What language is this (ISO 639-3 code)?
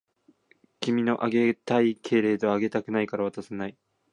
jpn